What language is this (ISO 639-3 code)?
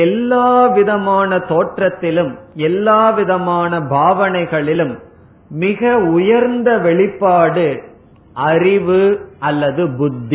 tam